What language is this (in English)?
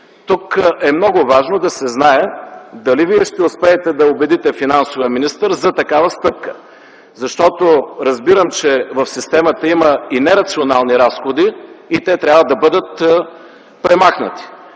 Bulgarian